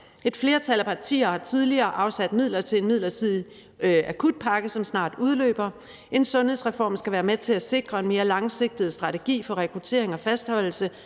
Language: Danish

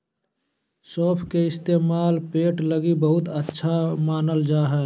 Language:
Magahi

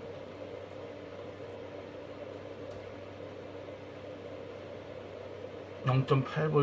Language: Korean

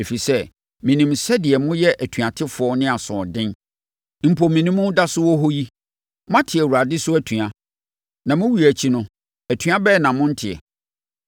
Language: Akan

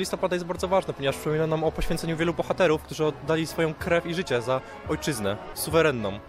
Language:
Polish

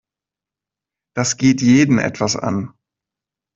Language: German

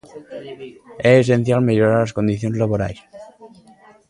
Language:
Galician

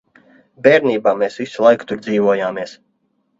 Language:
Latvian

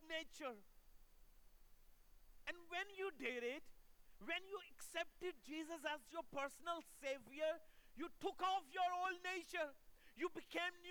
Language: Urdu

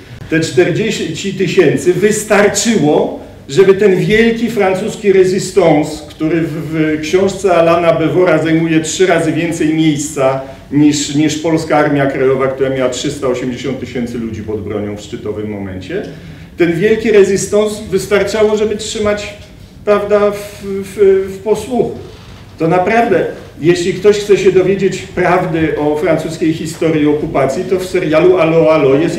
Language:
Polish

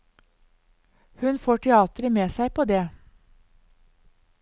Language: Norwegian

